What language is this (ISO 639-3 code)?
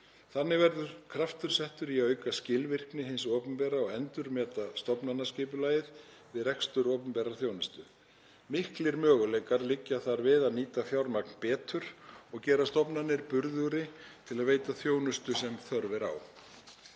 isl